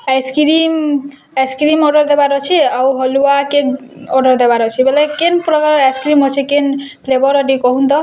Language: Odia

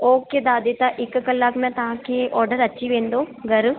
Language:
Sindhi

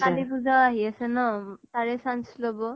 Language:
Assamese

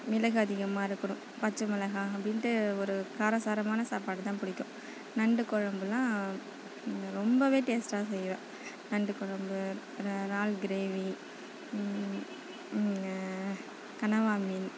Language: Tamil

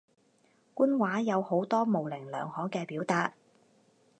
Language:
Cantonese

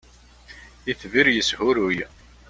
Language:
Kabyle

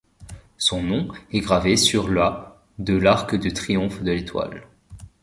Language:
French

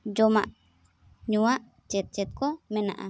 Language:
Santali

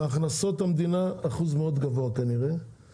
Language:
Hebrew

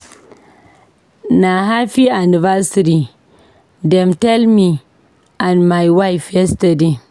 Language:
Nigerian Pidgin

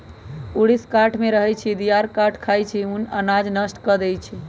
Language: Magahi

